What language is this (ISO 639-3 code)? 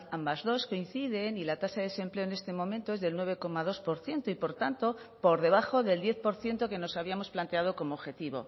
spa